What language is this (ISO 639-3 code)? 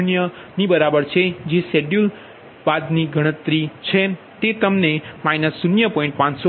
guj